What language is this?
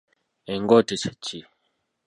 Ganda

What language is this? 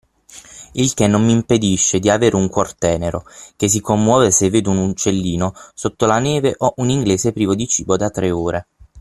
Italian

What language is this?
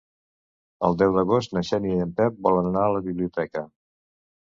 Catalan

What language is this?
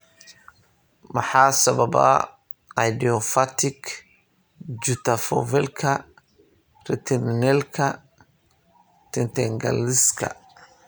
Somali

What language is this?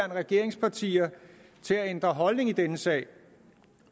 Danish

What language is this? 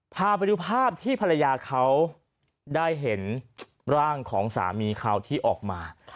Thai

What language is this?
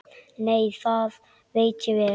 Icelandic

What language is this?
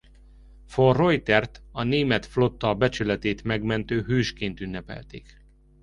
Hungarian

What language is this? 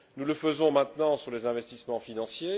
French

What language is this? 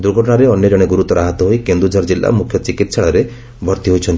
Odia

